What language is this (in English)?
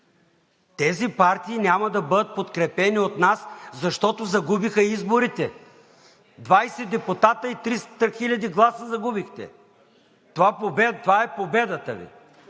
Bulgarian